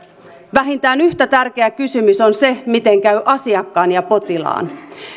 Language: Finnish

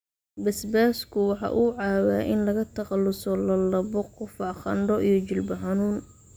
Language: Somali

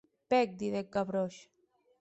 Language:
Occitan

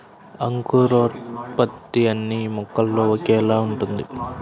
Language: Telugu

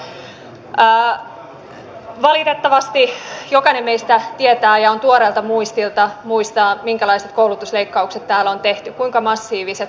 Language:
Finnish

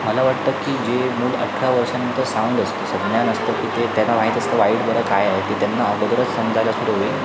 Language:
Marathi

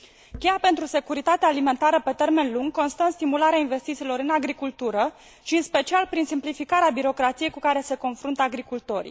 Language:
Romanian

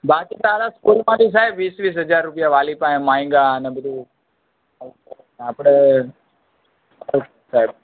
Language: Gujarati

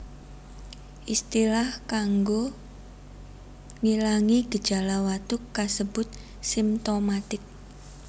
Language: Javanese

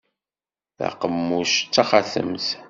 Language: Kabyle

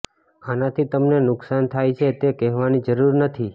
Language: Gujarati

